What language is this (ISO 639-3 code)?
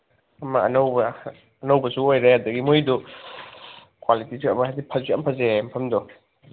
mni